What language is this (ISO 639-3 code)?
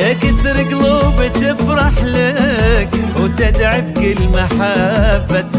ara